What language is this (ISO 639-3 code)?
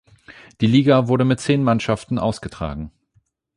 deu